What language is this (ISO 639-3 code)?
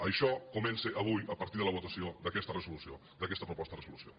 cat